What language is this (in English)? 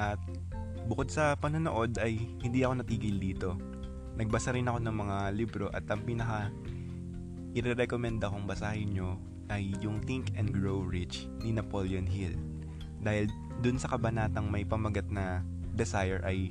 Filipino